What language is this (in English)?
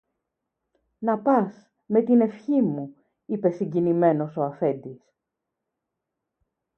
Greek